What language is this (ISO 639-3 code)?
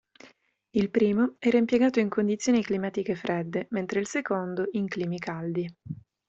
ita